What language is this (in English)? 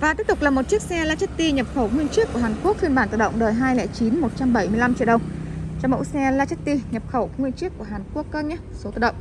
Vietnamese